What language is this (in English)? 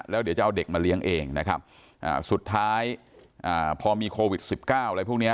Thai